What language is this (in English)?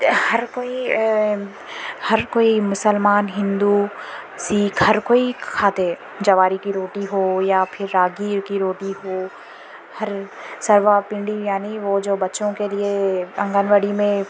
Urdu